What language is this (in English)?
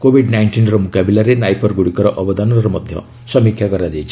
Odia